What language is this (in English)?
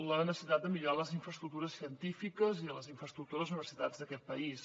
Catalan